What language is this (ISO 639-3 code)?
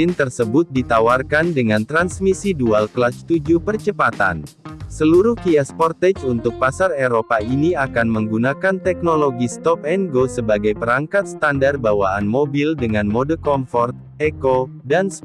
ind